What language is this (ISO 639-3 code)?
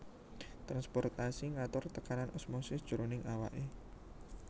jav